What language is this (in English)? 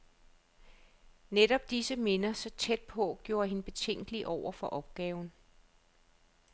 Danish